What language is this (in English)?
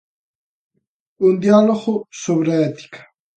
Galician